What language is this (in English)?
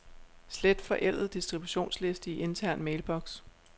Danish